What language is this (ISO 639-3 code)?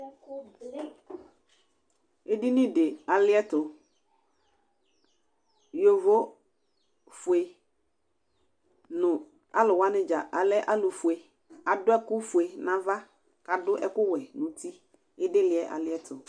kpo